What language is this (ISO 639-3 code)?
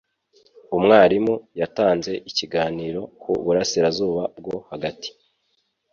kin